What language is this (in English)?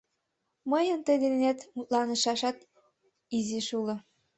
Mari